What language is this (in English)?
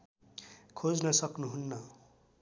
Nepali